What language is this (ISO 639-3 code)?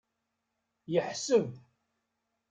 kab